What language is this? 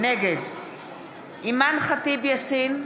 Hebrew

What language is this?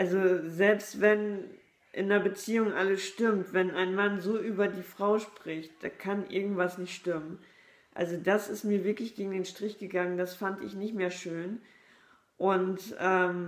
German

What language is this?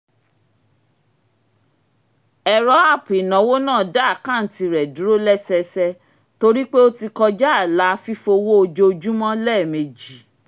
Yoruba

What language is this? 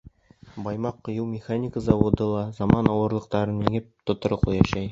Bashkir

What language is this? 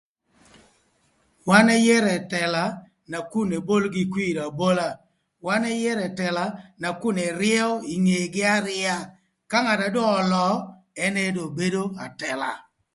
Thur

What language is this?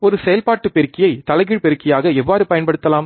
Tamil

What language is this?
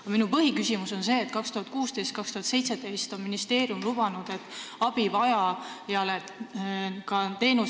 Estonian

